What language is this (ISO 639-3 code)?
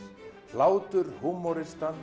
isl